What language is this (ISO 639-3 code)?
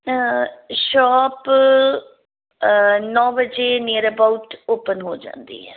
pan